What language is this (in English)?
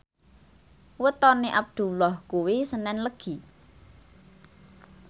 Javanese